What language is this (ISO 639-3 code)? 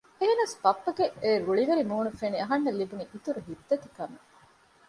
div